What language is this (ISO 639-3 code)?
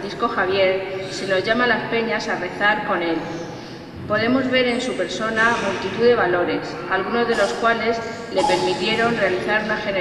spa